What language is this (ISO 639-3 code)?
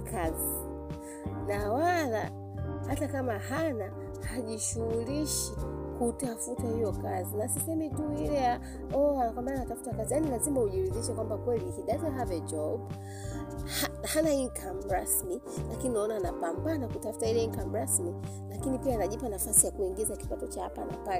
swa